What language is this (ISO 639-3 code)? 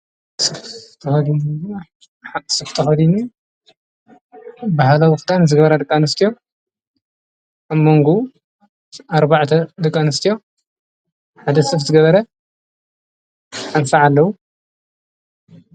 tir